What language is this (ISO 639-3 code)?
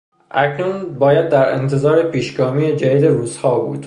fas